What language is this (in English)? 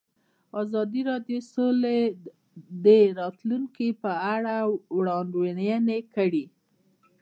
Pashto